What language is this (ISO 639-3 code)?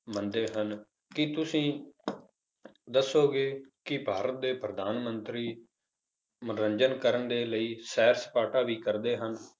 pan